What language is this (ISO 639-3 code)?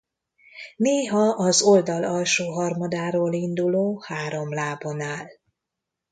hun